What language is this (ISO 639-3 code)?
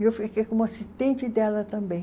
por